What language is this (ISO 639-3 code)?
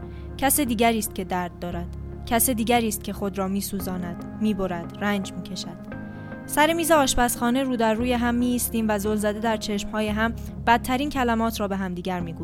fas